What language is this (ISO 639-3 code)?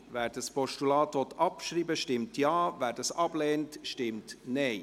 gsw